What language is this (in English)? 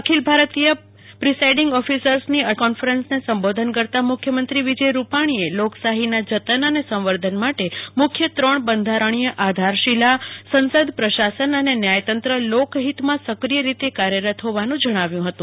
Gujarati